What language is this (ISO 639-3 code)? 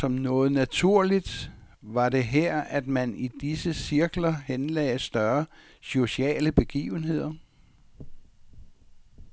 dan